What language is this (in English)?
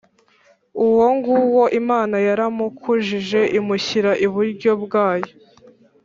Kinyarwanda